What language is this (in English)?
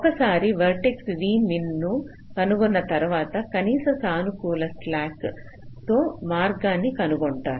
Telugu